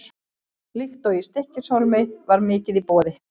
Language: Icelandic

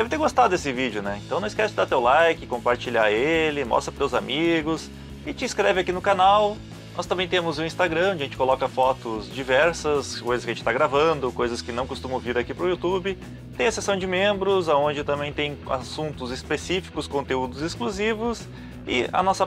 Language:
Portuguese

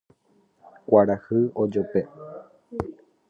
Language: Guarani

